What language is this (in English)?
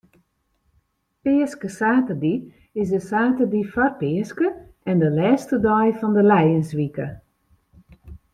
Western Frisian